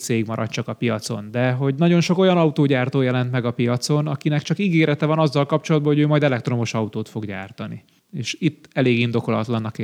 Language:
Hungarian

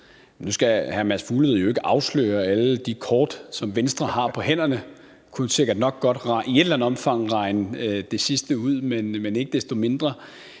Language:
Danish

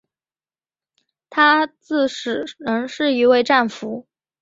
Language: Chinese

